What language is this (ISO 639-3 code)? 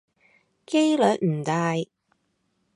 yue